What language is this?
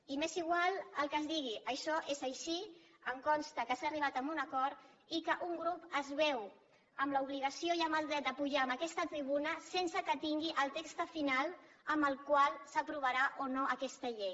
Catalan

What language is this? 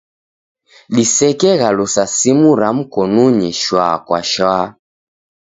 Taita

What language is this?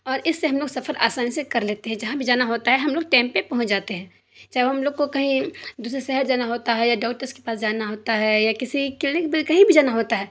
Urdu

